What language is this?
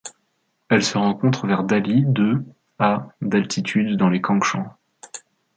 French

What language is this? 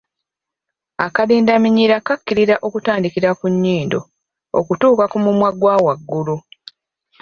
Ganda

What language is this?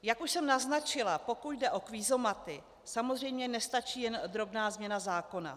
Czech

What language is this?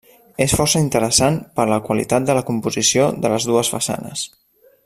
Catalan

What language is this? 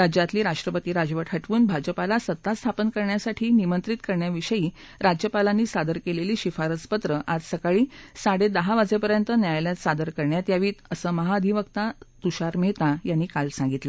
Marathi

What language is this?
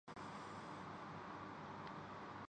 Urdu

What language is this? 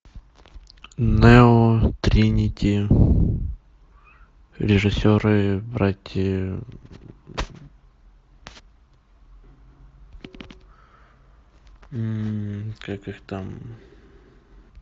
Russian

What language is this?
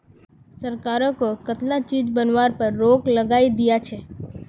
Magahi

